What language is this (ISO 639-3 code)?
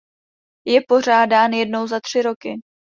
ces